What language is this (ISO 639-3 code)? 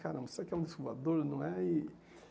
por